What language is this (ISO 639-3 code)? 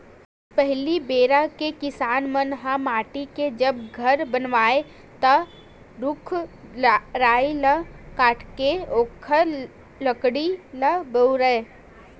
hne